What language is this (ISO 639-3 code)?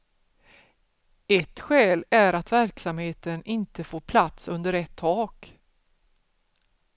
swe